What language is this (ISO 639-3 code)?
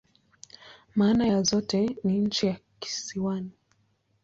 swa